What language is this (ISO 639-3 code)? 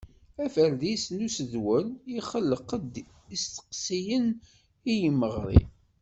kab